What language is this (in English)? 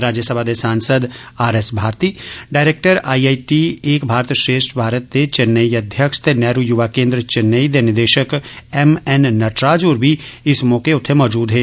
Dogri